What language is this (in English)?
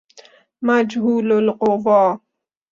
Persian